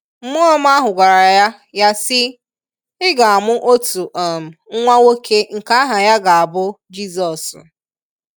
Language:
Igbo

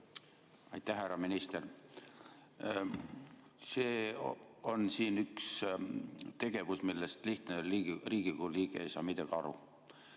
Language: Estonian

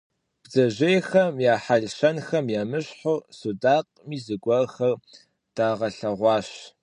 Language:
Kabardian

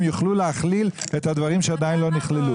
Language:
Hebrew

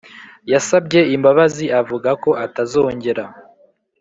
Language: Kinyarwanda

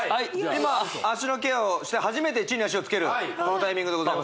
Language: Japanese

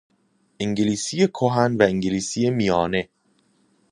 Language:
Persian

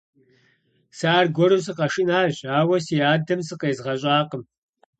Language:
Kabardian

